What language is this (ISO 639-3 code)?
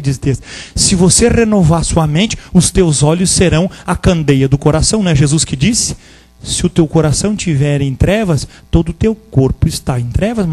por